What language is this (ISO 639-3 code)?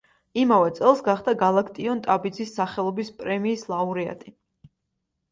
kat